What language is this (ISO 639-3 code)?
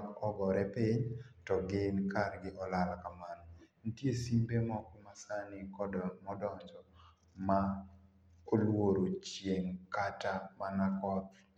luo